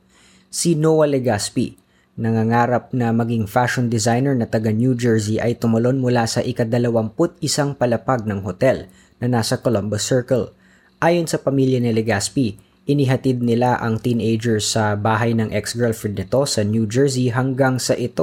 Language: Filipino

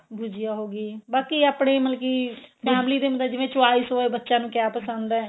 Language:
Punjabi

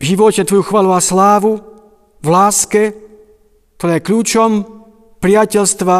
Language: Slovak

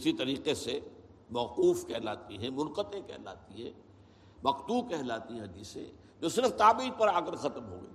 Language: Urdu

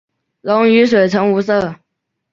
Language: Chinese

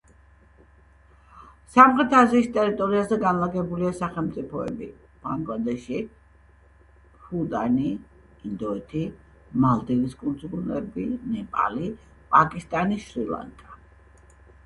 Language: Georgian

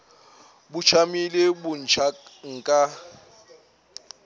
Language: Northern Sotho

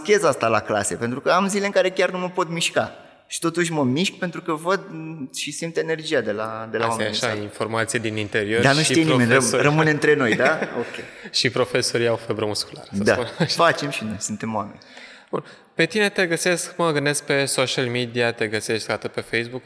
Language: Romanian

